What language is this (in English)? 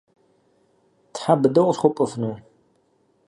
Kabardian